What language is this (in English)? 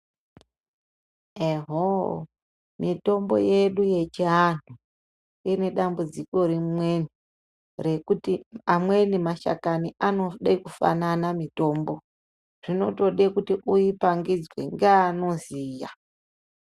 Ndau